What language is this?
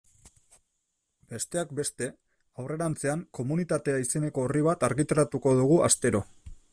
Basque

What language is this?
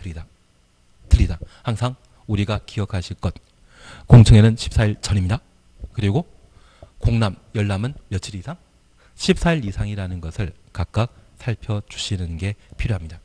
Korean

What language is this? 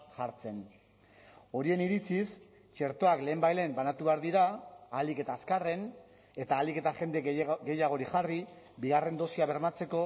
Basque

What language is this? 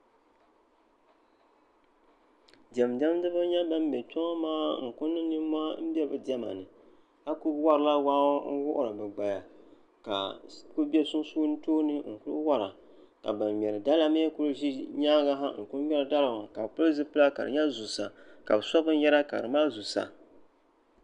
Dagbani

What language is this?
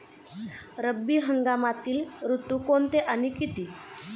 Marathi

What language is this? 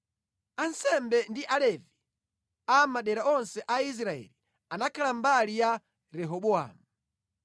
Nyanja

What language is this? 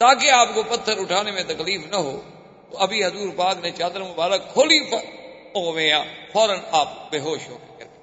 Urdu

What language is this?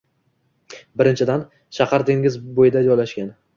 Uzbek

